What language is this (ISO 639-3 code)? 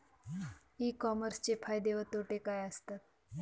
mar